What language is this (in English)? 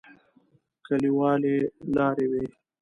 Pashto